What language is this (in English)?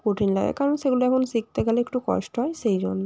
Bangla